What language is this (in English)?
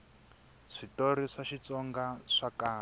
Tsonga